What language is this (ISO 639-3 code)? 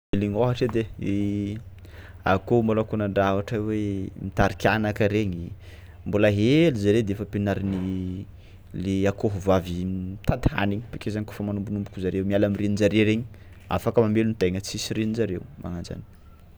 xmw